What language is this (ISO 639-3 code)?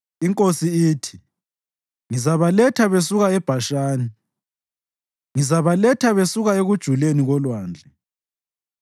nde